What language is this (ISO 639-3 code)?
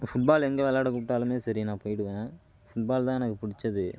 tam